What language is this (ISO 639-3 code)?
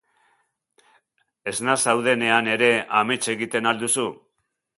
eus